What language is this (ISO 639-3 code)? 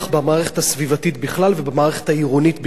heb